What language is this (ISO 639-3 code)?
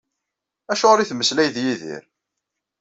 kab